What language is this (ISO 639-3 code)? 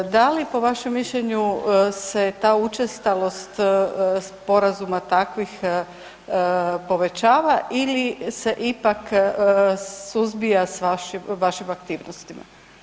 hrv